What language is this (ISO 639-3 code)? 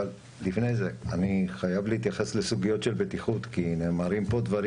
heb